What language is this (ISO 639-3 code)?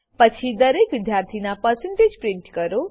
guj